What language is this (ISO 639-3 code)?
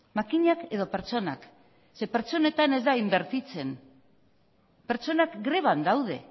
eus